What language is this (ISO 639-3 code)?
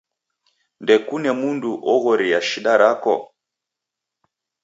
dav